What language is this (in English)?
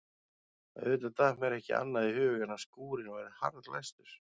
Icelandic